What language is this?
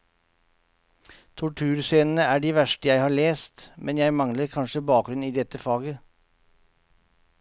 Norwegian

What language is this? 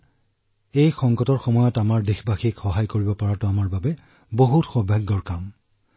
Assamese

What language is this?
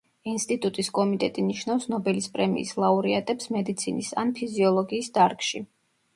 Georgian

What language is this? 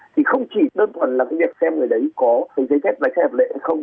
Vietnamese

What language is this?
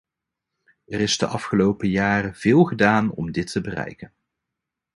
Dutch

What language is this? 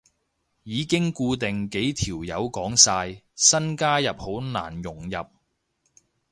Cantonese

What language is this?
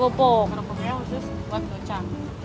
Indonesian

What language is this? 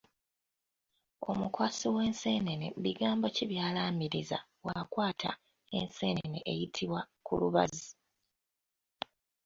Ganda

